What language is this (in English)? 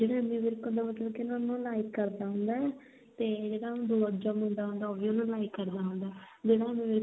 Punjabi